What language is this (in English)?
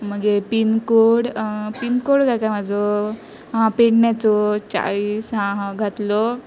Konkani